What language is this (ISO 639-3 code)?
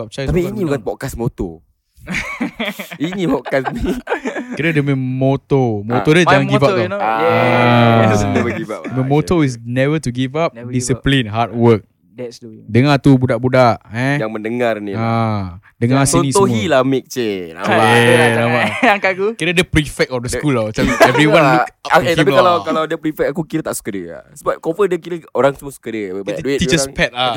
msa